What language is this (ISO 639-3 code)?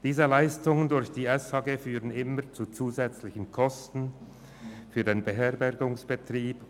gsw